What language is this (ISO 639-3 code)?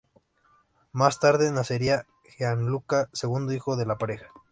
spa